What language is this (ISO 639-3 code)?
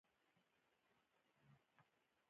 pus